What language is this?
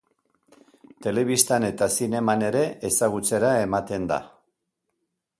Basque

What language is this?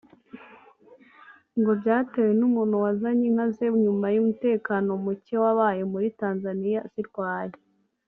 Kinyarwanda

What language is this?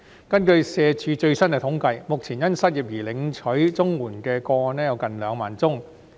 Cantonese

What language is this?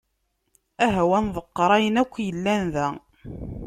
Kabyle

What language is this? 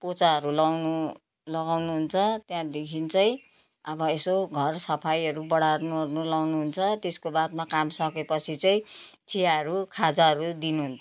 Nepali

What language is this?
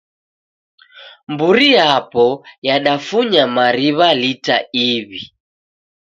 Taita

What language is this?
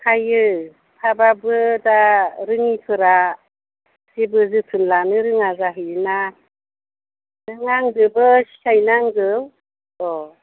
Bodo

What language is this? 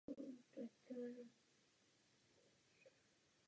Czech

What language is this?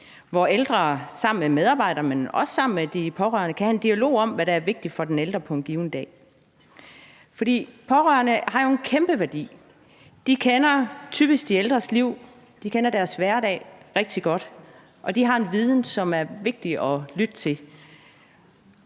Danish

